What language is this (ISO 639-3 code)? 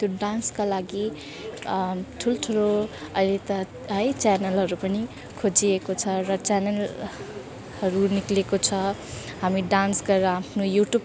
nep